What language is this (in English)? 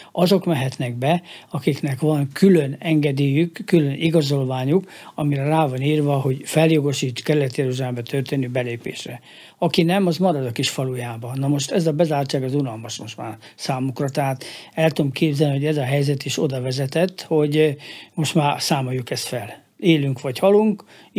Hungarian